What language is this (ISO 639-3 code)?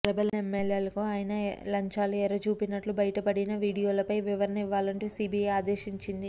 tel